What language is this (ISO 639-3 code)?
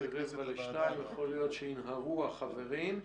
heb